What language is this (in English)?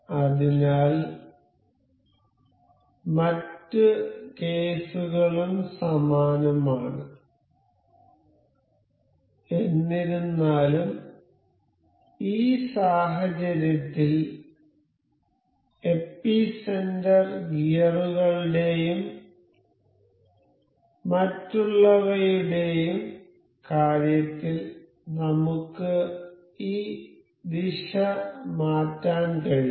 Malayalam